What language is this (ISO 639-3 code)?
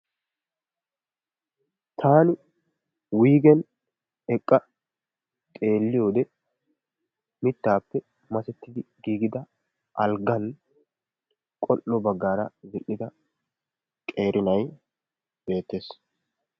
wal